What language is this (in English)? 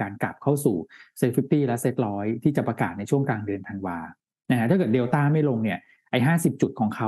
Thai